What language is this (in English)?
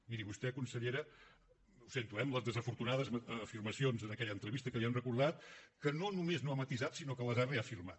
Catalan